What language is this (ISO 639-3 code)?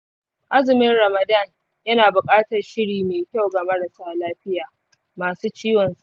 hau